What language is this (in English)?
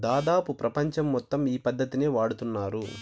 Telugu